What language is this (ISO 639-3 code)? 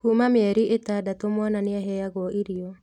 kik